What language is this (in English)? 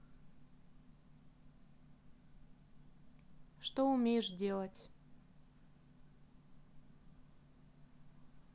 Russian